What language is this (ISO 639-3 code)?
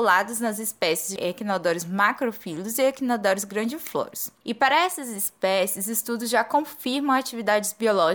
por